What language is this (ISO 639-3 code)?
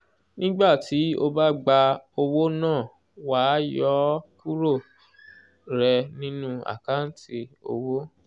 yor